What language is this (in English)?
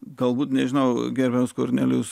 Lithuanian